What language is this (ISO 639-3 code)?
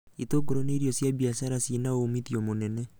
kik